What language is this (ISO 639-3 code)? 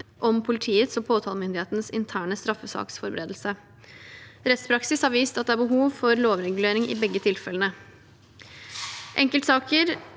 nor